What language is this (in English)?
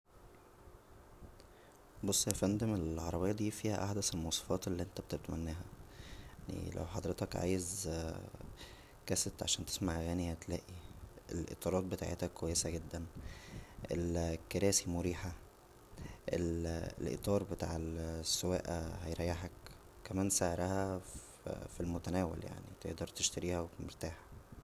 Egyptian Arabic